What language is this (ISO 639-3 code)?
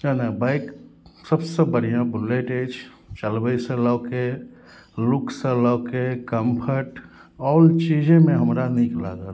mai